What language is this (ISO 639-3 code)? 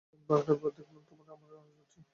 ben